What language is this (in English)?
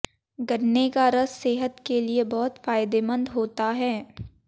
Hindi